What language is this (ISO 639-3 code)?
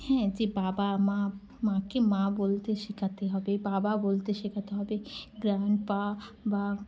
ben